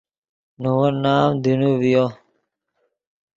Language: Yidgha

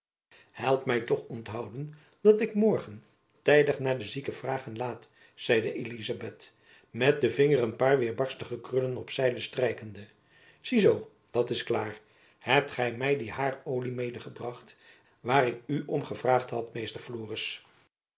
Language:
Dutch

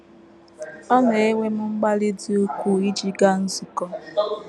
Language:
Igbo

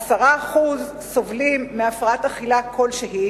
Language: Hebrew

